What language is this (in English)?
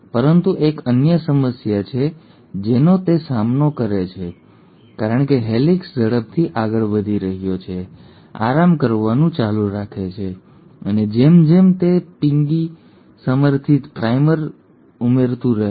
Gujarati